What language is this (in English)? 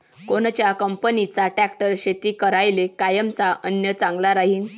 Marathi